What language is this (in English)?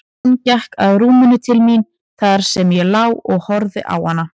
Icelandic